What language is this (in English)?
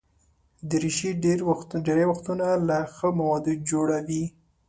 Pashto